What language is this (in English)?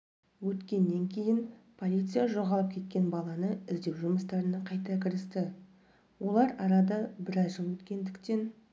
Kazakh